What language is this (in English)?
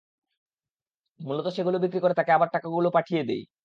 Bangla